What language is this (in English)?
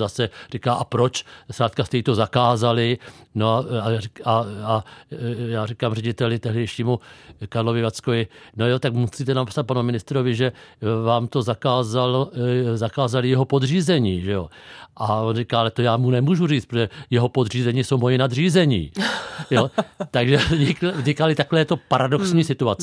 Czech